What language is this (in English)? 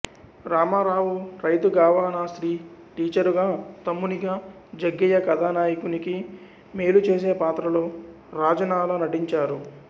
Telugu